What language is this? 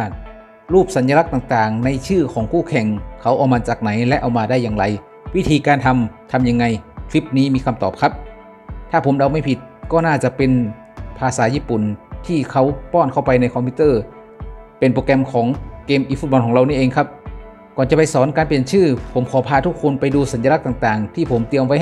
Thai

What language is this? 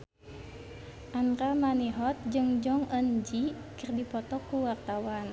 Sundanese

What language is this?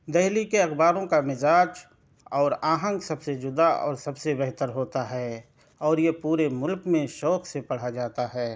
Urdu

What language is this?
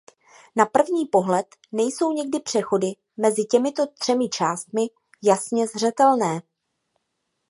Czech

